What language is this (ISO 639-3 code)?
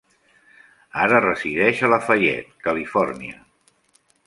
cat